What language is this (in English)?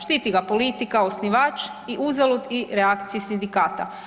Croatian